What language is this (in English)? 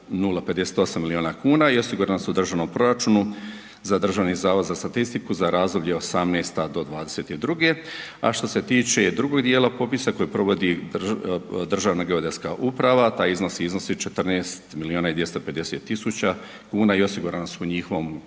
Croatian